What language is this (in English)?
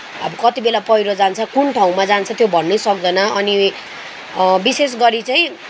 Nepali